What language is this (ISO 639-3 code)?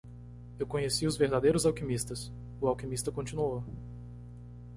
por